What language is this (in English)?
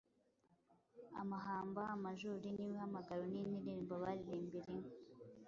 Kinyarwanda